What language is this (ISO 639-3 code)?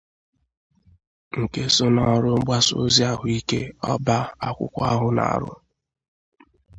ibo